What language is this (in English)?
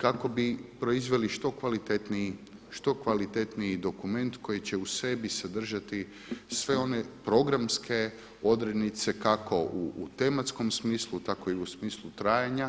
Croatian